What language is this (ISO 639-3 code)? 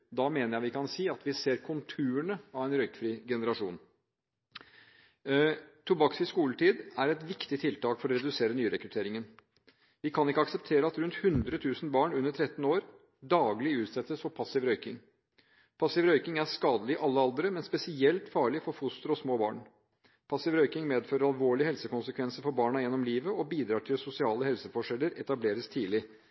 nob